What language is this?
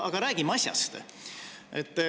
Estonian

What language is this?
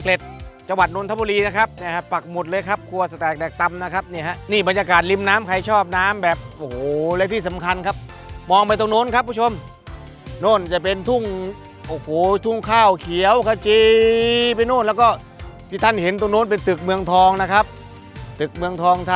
Thai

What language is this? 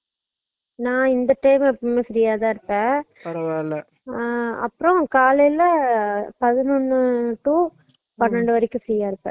Tamil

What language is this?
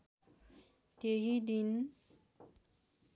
Nepali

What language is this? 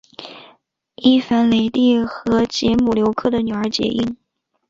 Chinese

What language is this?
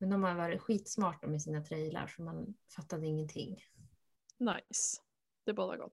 Swedish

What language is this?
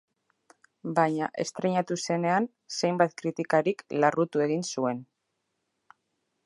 Basque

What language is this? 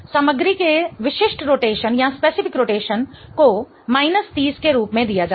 Hindi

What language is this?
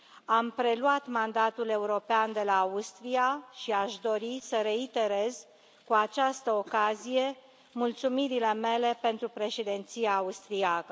Romanian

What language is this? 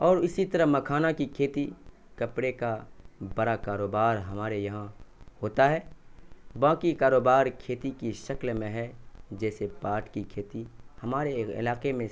Urdu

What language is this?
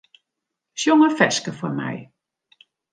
Western Frisian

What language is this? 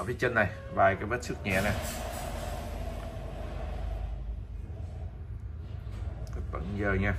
Vietnamese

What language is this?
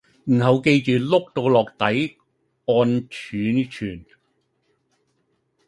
Cantonese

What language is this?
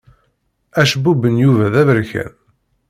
Kabyle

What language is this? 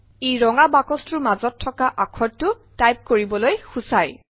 Assamese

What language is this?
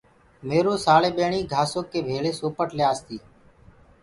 Gurgula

